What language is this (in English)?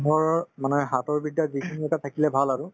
Assamese